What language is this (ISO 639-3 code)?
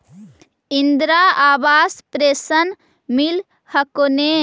mag